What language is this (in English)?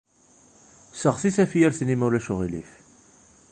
Kabyle